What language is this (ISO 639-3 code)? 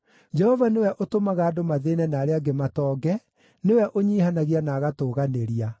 kik